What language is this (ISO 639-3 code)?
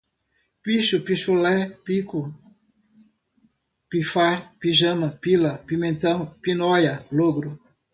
por